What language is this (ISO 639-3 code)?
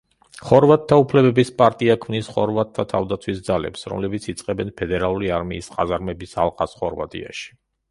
kat